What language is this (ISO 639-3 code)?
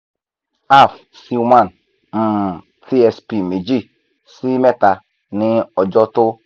yor